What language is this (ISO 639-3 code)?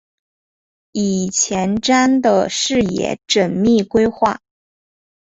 zho